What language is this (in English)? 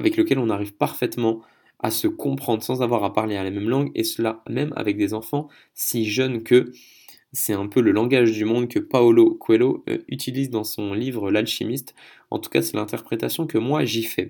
French